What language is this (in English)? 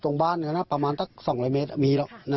Thai